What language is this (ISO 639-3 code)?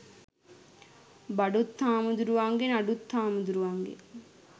sin